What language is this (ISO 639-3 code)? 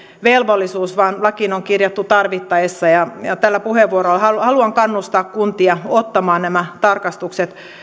fin